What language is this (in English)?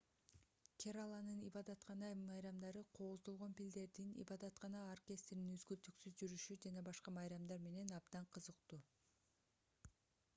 Kyrgyz